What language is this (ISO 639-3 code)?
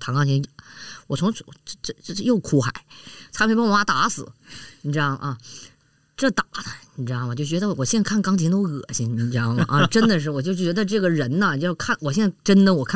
zho